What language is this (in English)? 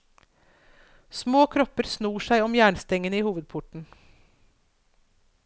Norwegian